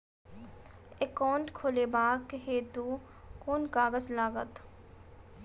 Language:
Maithili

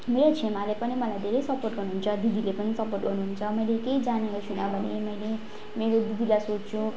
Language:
Nepali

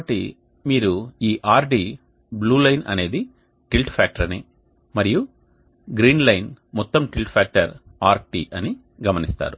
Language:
Telugu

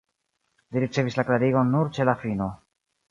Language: Esperanto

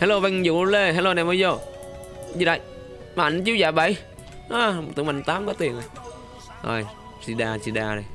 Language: Vietnamese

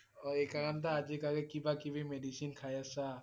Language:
Assamese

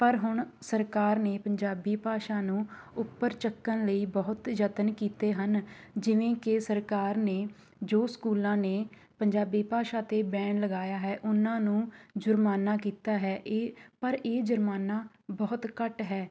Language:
Punjabi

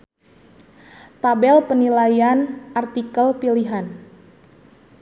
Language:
Sundanese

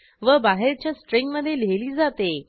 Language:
Marathi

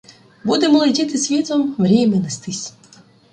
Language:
Ukrainian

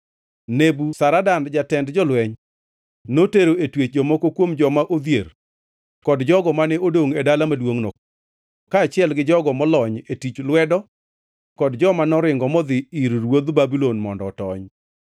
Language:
Luo (Kenya and Tanzania)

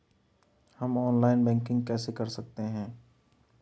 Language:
Hindi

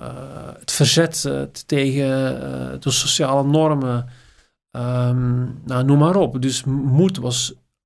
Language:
Dutch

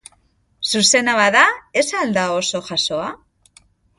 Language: Basque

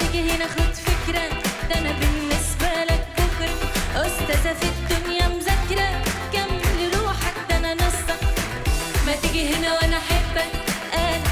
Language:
Arabic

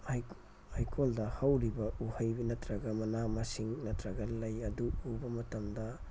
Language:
Manipuri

